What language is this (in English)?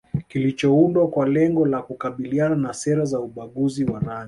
Swahili